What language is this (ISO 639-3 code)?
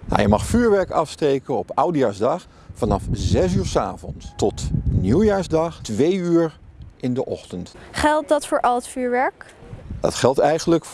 nld